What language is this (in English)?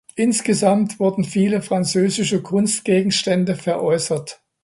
German